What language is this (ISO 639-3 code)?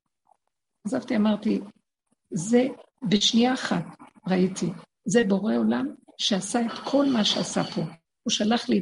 heb